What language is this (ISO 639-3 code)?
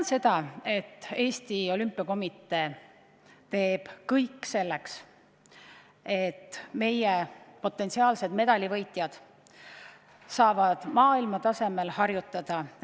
est